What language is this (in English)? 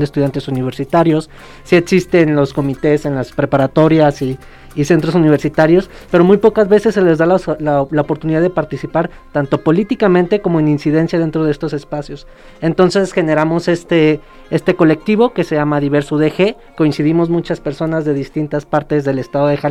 Spanish